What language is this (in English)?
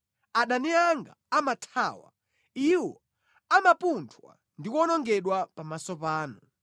Nyanja